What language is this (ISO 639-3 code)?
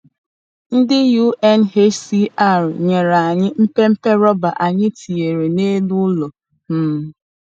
ibo